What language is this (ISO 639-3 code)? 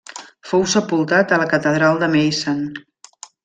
cat